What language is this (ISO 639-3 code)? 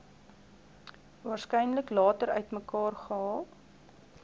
afr